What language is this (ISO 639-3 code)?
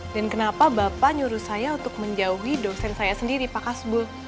ind